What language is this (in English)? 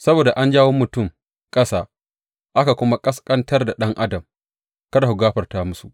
Hausa